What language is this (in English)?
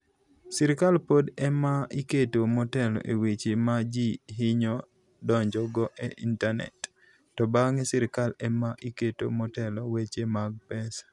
Luo (Kenya and Tanzania)